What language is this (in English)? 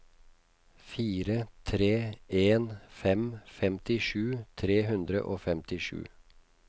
Norwegian